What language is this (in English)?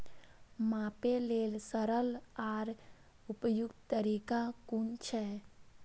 Maithili